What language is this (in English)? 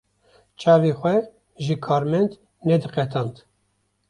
Kurdish